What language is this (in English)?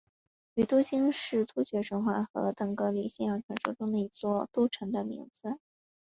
Chinese